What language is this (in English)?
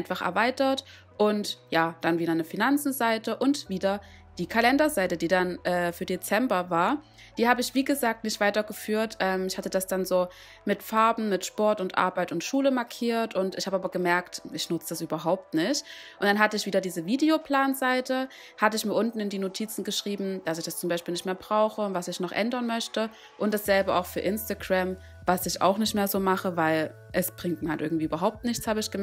German